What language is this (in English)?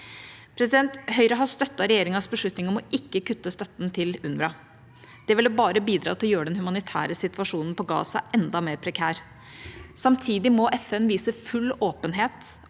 Norwegian